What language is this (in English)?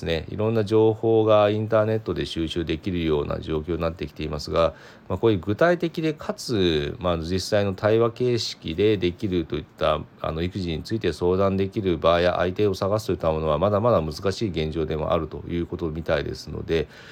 Japanese